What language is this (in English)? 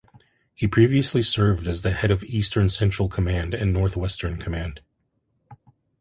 English